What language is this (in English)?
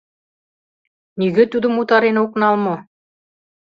Mari